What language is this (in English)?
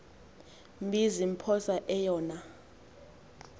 Xhosa